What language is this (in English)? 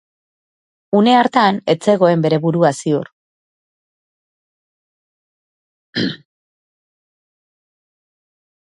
Basque